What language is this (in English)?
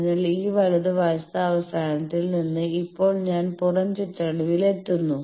Malayalam